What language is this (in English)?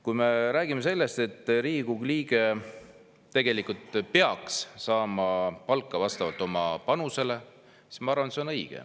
Estonian